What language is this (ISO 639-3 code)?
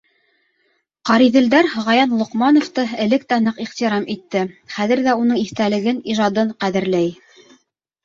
bak